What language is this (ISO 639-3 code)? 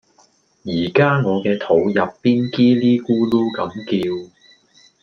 yue